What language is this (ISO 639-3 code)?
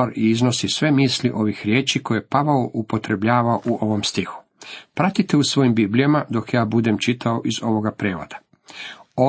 hrv